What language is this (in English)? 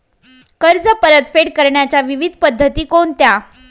Marathi